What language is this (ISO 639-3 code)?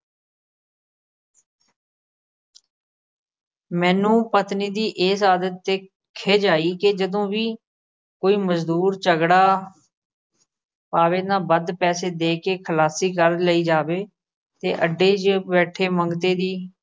pan